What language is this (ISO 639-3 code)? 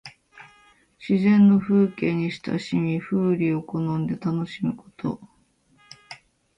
jpn